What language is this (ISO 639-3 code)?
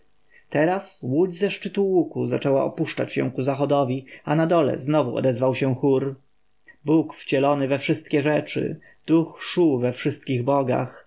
pol